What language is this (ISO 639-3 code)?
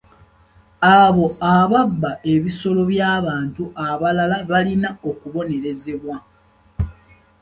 lug